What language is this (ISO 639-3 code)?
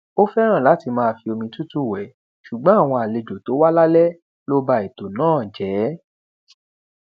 yor